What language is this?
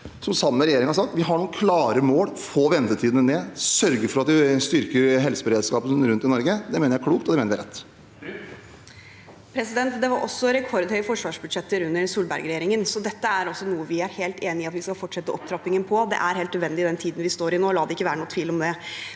Norwegian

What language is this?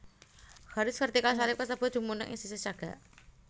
Javanese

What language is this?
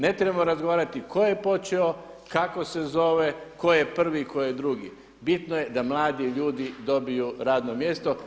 Croatian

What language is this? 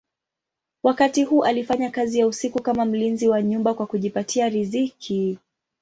Swahili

